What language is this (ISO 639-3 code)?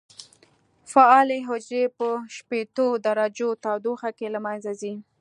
pus